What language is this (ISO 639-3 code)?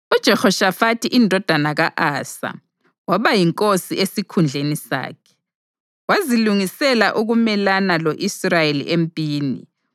nde